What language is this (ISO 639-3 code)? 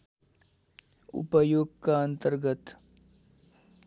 nep